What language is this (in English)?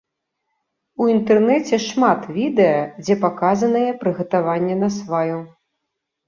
Belarusian